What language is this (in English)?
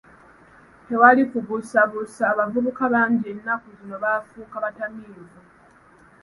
Ganda